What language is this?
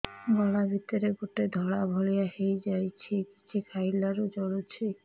Odia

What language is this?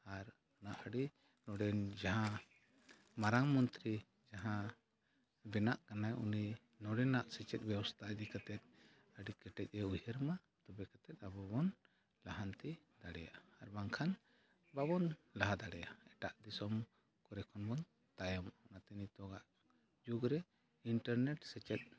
Santali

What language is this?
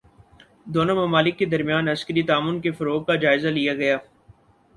Urdu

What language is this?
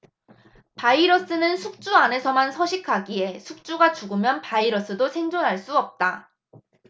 Korean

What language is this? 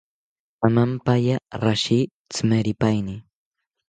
South Ucayali Ashéninka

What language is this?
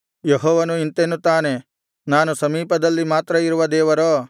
Kannada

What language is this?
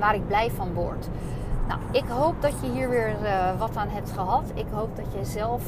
Dutch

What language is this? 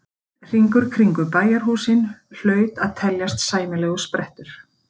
Icelandic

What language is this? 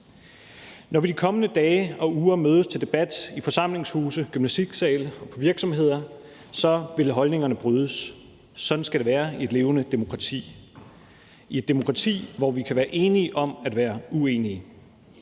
Danish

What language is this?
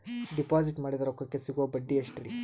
Kannada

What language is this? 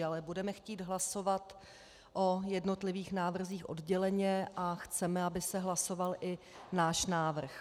Czech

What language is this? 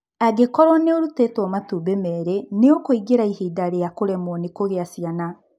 Kikuyu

